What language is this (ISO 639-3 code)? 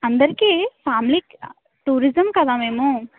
tel